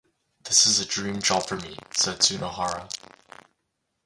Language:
English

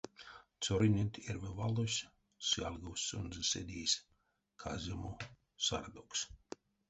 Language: Erzya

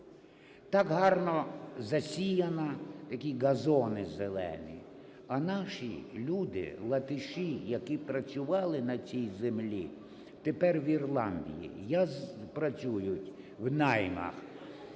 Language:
Ukrainian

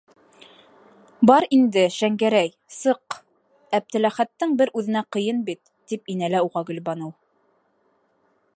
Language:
Bashkir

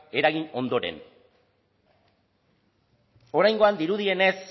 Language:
Basque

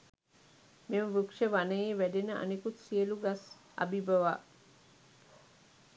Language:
Sinhala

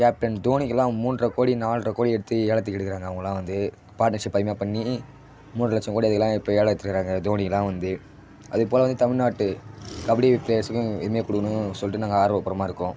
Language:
Tamil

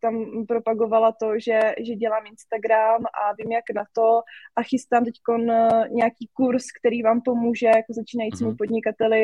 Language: Czech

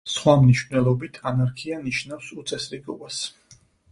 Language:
Georgian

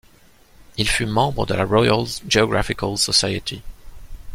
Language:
French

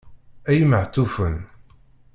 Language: Kabyle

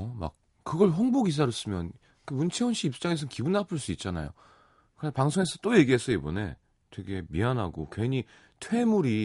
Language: Korean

